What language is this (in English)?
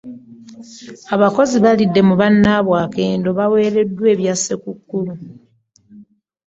Ganda